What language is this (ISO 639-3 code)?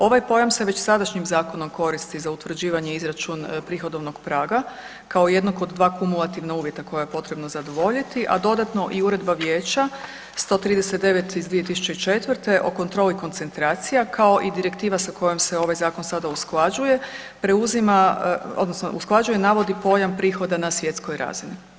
hrv